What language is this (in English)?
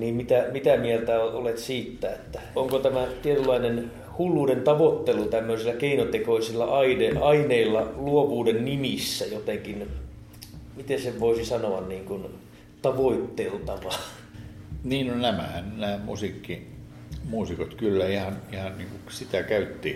Finnish